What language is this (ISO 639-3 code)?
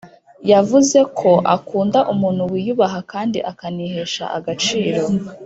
kin